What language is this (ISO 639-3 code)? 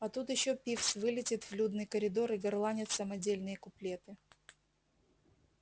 rus